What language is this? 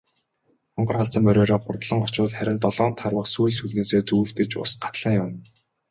Mongolian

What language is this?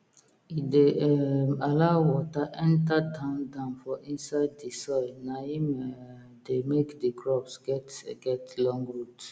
Nigerian Pidgin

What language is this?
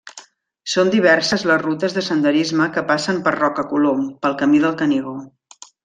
Catalan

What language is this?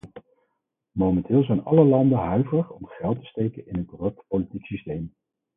Dutch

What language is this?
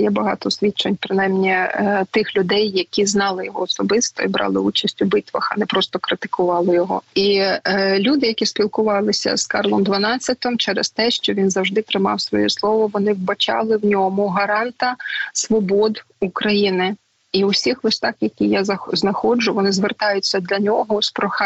Ukrainian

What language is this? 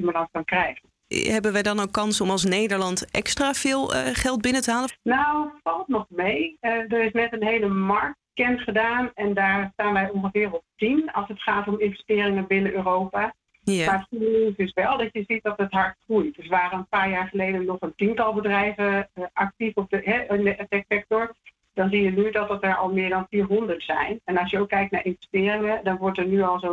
Dutch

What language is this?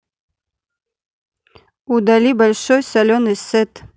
Russian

